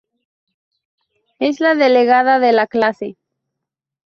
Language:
Spanish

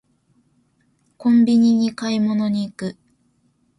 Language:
Japanese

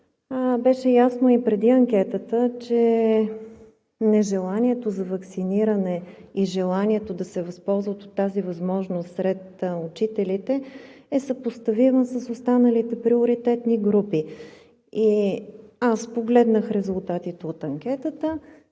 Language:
Bulgarian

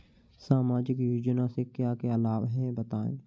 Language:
Hindi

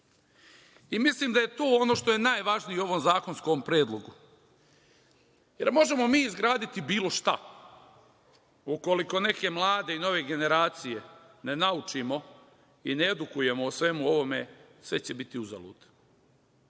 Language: Serbian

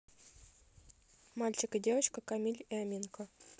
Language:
Russian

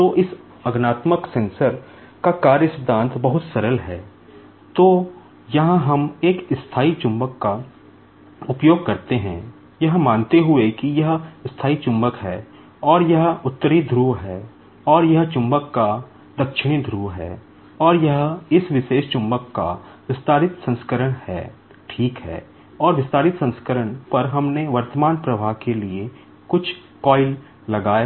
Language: Hindi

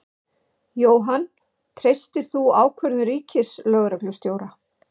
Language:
Icelandic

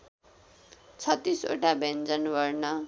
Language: Nepali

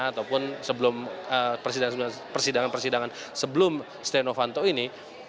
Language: Indonesian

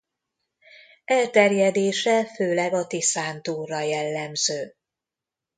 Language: Hungarian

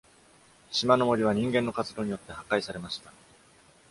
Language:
Japanese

